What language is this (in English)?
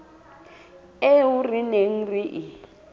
Southern Sotho